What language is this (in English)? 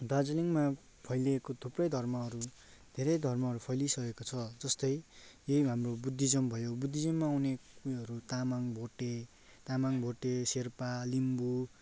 Nepali